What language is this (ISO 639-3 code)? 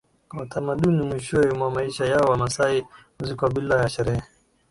swa